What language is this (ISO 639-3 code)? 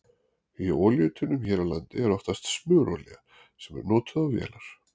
isl